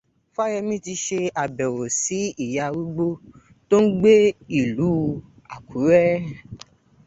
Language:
Yoruba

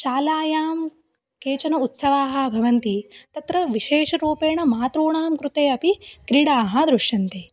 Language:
Sanskrit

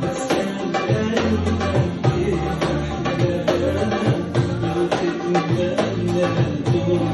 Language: Arabic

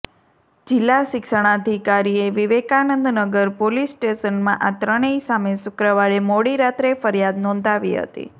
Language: Gujarati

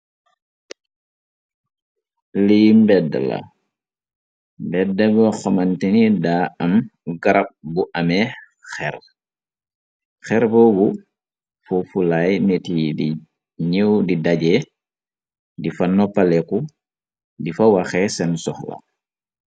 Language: Wolof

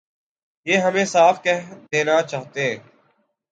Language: Urdu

